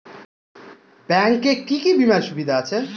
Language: Bangla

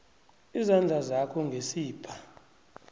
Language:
South Ndebele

